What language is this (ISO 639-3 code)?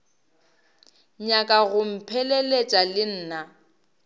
nso